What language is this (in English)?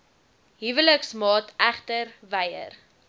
Afrikaans